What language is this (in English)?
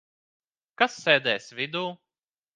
Latvian